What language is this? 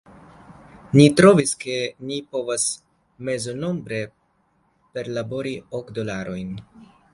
Esperanto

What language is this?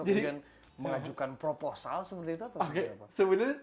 Indonesian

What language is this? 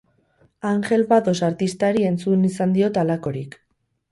Basque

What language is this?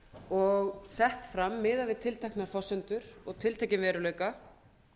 Icelandic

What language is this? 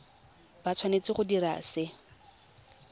Tswana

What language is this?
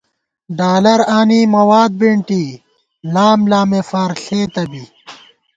Gawar-Bati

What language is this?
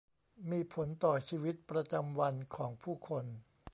Thai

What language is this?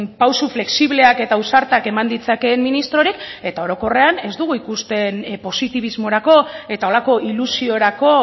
Basque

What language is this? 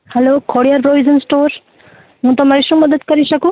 Gujarati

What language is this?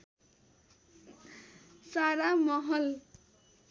Nepali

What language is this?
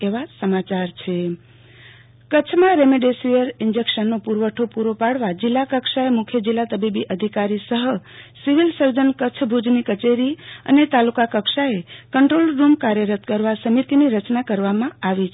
Gujarati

